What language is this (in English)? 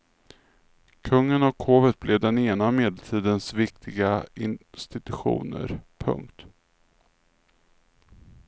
Swedish